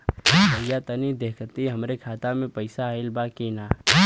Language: Bhojpuri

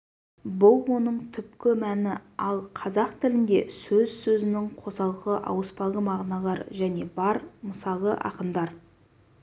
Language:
Kazakh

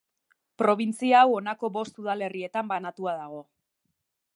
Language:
Basque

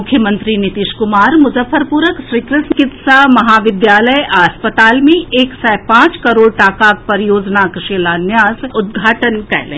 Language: Maithili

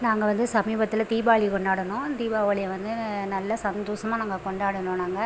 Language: Tamil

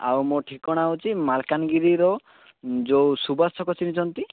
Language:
Odia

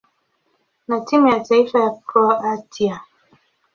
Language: Swahili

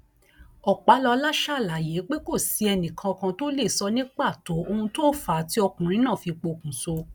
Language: Yoruba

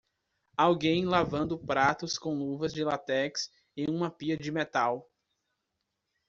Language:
Portuguese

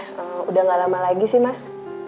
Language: Indonesian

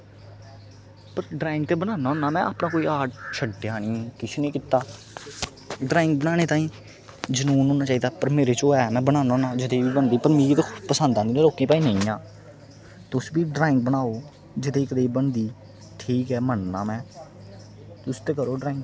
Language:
Dogri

